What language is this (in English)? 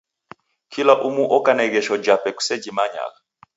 Taita